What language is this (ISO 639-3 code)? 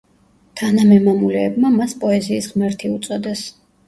kat